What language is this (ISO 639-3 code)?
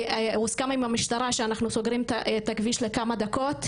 heb